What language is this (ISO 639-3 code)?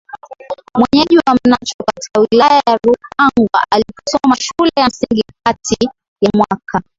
swa